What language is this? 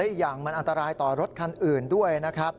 Thai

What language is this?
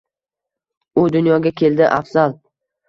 Uzbek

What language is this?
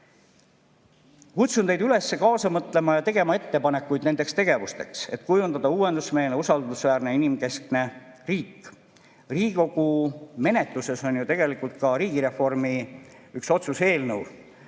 Estonian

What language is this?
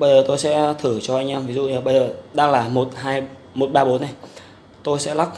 Vietnamese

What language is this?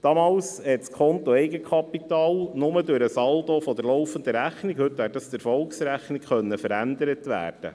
Swiss German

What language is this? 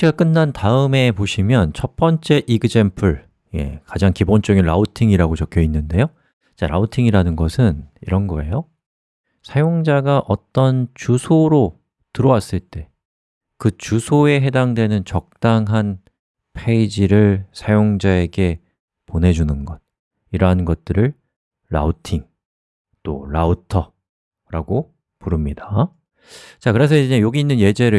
Korean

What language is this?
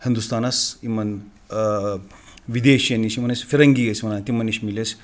Kashmiri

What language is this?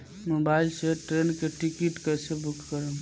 Bhojpuri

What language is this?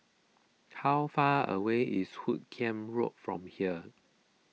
English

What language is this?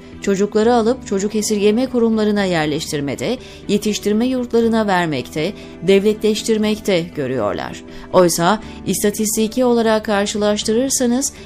Turkish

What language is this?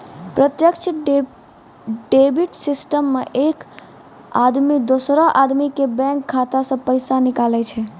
Maithili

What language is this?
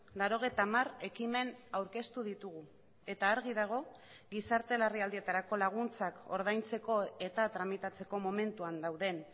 Basque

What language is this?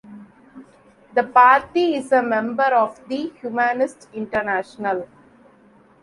English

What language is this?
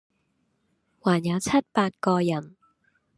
Cantonese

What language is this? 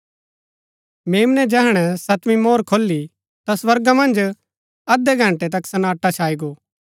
Gaddi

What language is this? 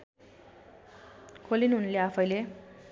Nepali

